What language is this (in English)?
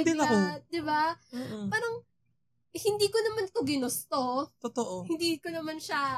Filipino